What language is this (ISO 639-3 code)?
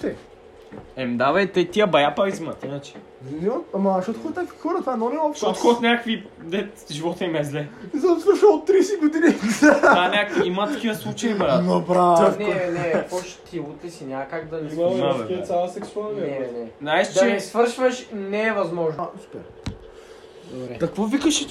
bul